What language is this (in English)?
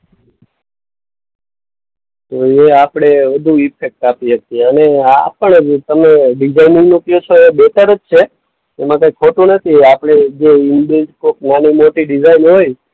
Gujarati